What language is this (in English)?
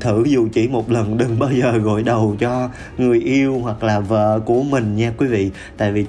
Vietnamese